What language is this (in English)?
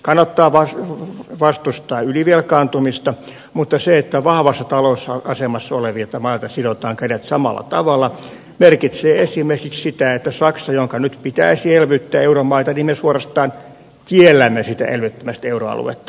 Finnish